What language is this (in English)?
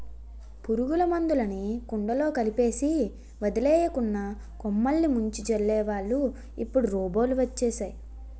Telugu